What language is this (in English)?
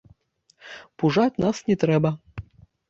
Belarusian